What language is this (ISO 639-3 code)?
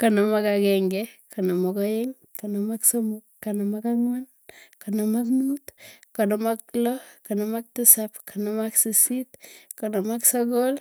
tuy